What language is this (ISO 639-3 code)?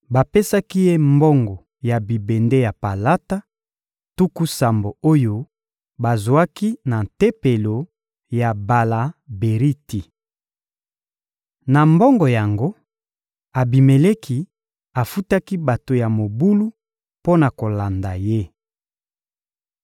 lin